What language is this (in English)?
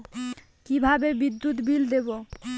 Bangla